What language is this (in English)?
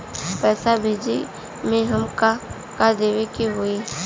Bhojpuri